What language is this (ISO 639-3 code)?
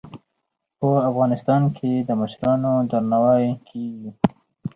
pus